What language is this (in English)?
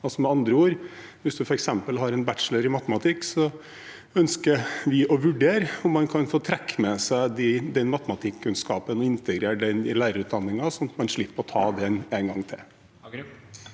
Norwegian